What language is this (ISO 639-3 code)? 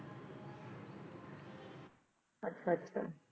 pan